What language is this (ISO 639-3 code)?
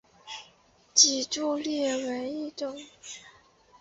zho